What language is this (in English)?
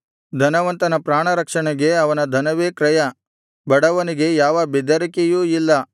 Kannada